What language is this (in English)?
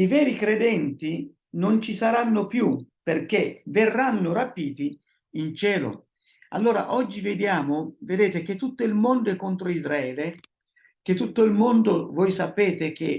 Italian